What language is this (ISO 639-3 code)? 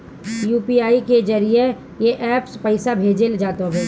bho